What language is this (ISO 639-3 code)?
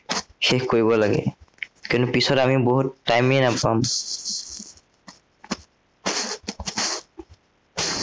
asm